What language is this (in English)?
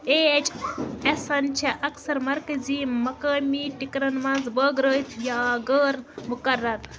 Kashmiri